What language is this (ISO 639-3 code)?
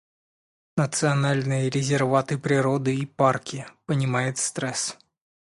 rus